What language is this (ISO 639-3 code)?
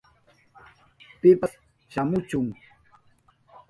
qup